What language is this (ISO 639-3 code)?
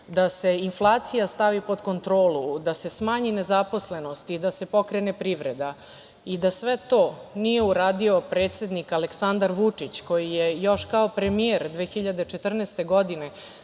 srp